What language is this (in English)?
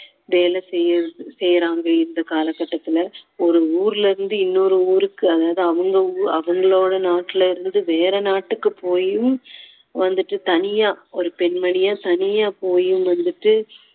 Tamil